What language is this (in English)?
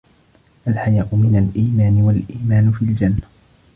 Arabic